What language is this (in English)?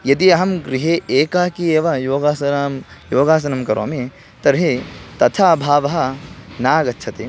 Sanskrit